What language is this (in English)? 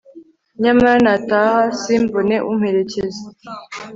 Kinyarwanda